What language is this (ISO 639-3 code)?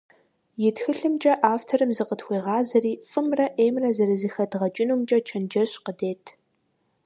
kbd